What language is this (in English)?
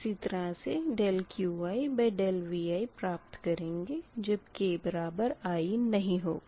Hindi